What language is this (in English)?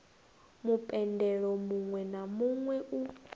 Venda